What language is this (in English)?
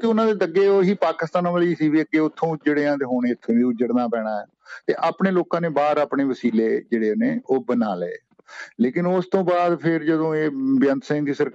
Punjabi